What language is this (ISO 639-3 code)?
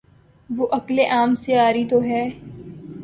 urd